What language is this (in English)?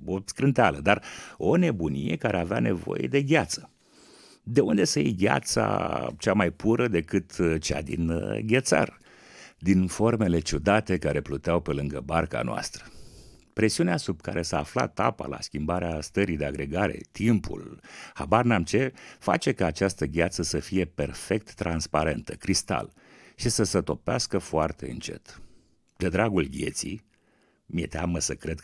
Romanian